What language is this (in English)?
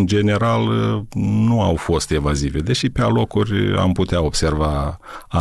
Romanian